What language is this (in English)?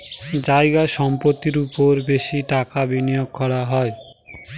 Bangla